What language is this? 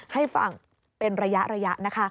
Thai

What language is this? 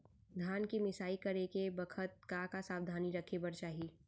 Chhattisgarhi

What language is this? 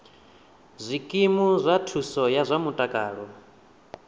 Venda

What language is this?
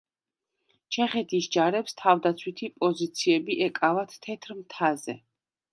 Georgian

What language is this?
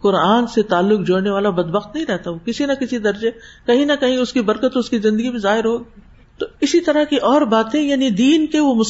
Urdu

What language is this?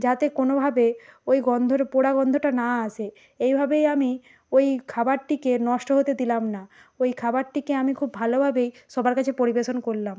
Bangla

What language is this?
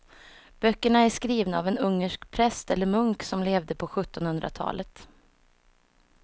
Swedish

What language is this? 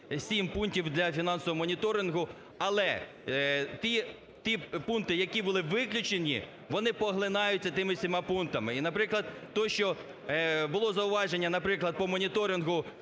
Ukrainian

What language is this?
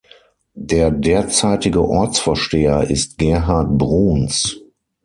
German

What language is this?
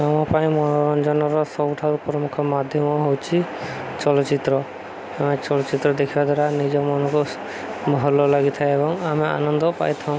Odia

